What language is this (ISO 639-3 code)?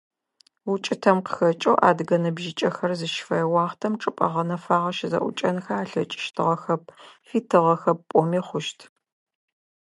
ady